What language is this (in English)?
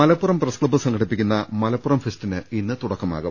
Malayalam